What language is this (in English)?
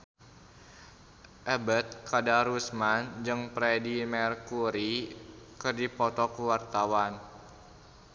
Sundanese